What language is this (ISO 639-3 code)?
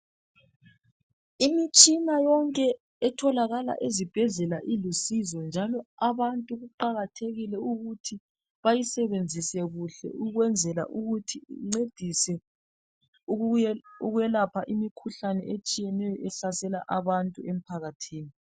nde